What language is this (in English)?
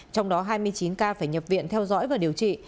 Vietnamese